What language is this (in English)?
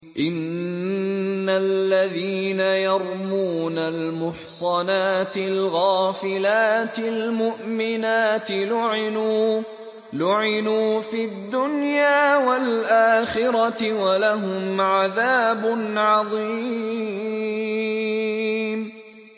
Arabic